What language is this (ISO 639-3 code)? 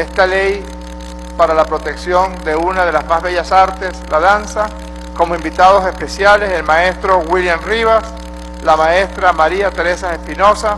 spa